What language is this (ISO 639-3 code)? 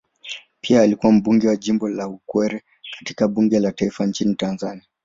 swa